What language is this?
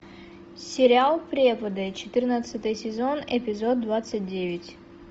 Russian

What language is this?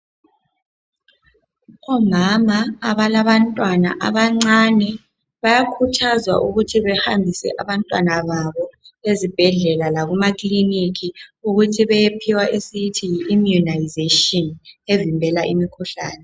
North Ndebele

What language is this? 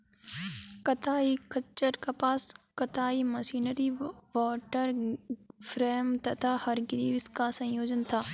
Hindi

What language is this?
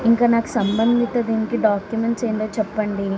Telugu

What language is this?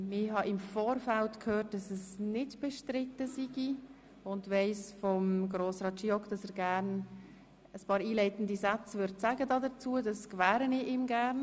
Swiss German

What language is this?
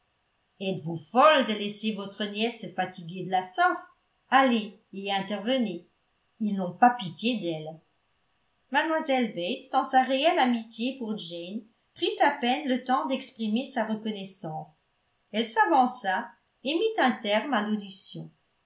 French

